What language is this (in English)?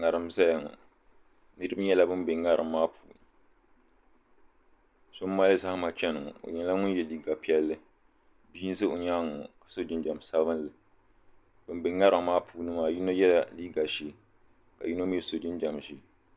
Dagbani